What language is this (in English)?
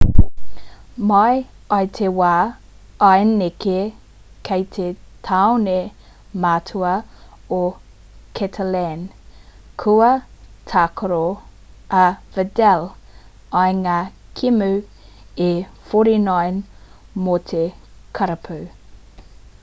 Māori